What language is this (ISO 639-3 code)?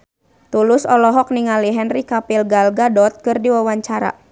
sun